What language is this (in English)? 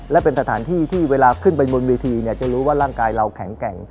Thai